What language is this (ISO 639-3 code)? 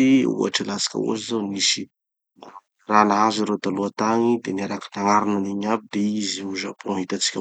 txy